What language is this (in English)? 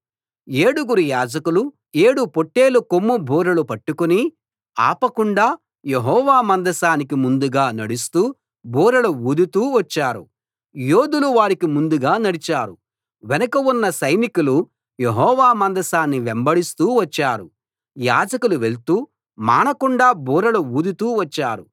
Telugu